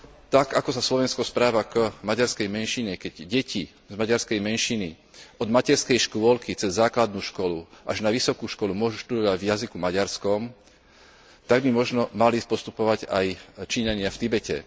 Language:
Slovak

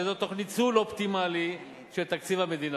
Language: Hebrew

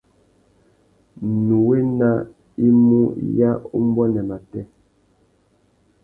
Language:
Tuki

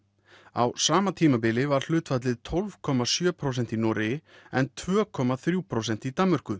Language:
Icelandic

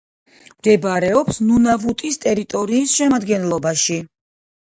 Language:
Georgian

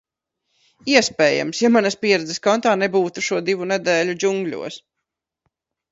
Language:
Latvian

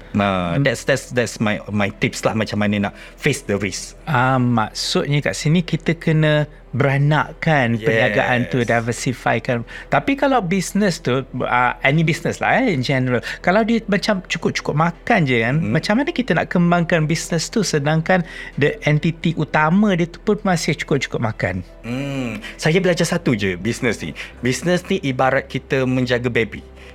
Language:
Malay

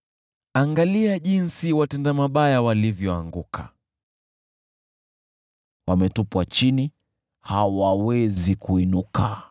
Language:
Swahili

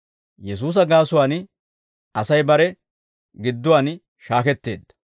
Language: Dawro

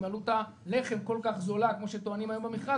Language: Hebrew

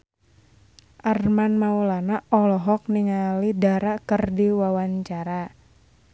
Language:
Sundanese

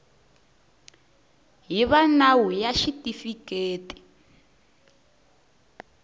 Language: Tsonga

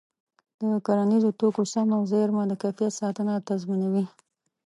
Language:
Pashto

